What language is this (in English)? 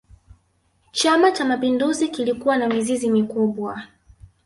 Swahili